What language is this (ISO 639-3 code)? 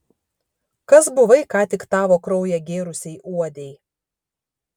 lit